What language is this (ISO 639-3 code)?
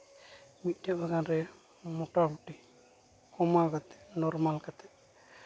sat